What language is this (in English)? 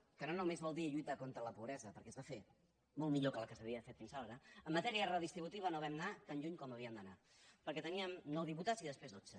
Catalan